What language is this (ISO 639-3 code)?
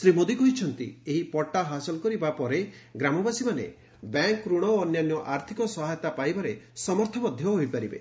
ori